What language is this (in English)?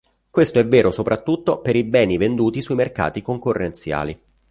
Italian